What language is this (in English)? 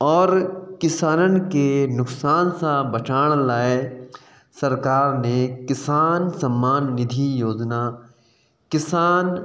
Sindhi